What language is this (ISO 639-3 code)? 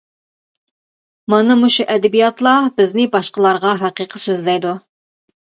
uig